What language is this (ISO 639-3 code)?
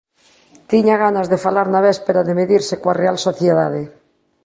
glg